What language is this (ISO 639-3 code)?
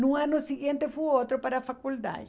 por